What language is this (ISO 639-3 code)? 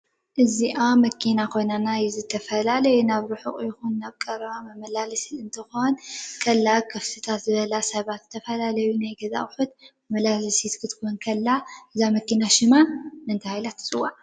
tir